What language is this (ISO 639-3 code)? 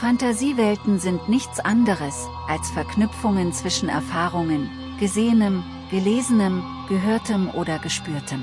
deu